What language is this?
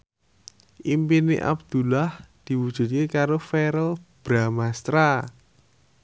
Javanese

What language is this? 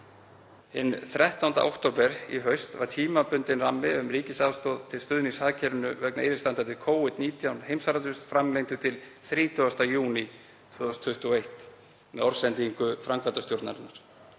Icelandic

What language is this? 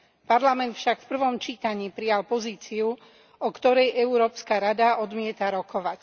Slovak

